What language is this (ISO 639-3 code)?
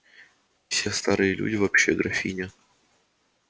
rus